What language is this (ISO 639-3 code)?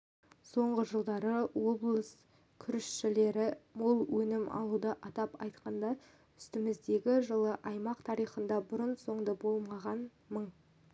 kaz